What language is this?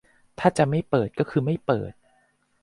Thai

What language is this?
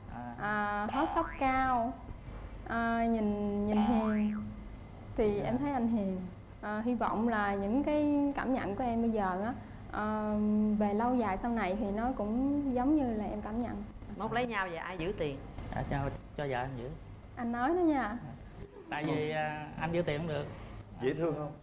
Vietnamese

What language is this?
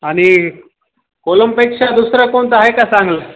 Marathi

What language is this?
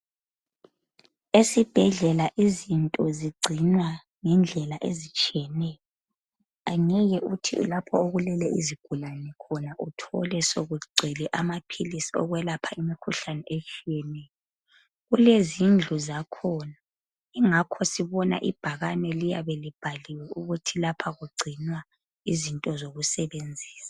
North Ndebele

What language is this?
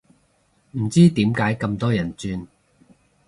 Cantonese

